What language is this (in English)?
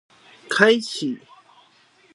Chinese